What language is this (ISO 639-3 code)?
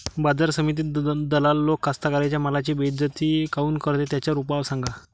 mar